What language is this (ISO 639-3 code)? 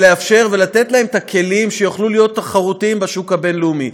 heb